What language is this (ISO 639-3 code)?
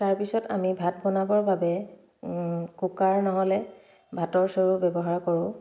asm